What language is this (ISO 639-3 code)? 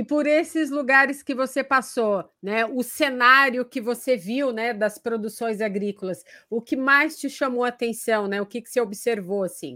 por